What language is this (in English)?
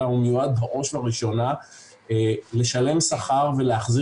Hebrew